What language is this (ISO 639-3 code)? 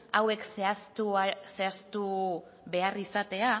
eus